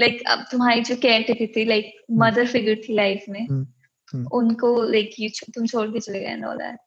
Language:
Hindi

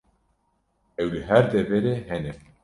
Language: Kurdish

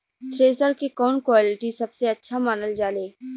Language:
Bhojpuri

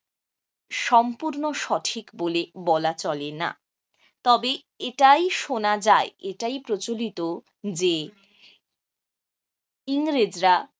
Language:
Bangla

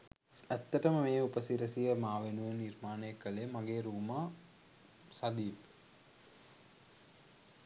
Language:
Sinhala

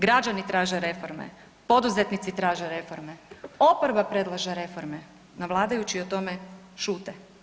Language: Croatian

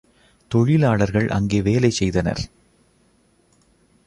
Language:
Tamil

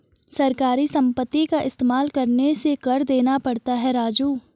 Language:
Hindi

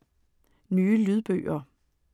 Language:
Danish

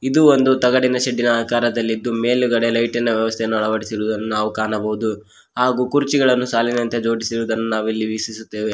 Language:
Kannada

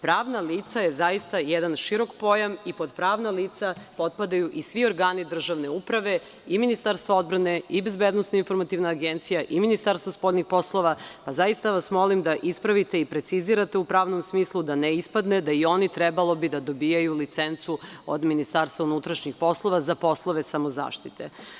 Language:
Serbian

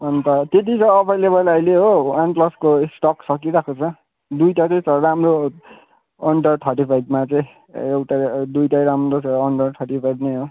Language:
Nepali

